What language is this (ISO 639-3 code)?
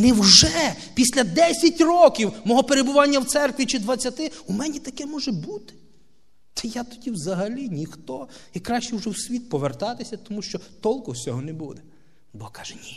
rus